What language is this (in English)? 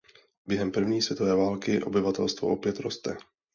Czech